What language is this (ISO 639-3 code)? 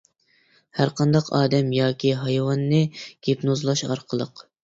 uig